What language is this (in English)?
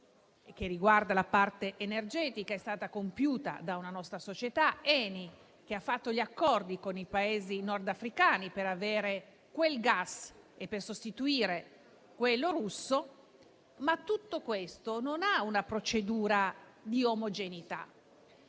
Italian